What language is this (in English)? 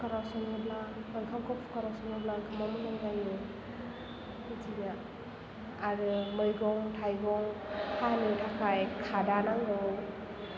Bodo